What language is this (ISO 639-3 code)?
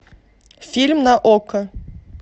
rus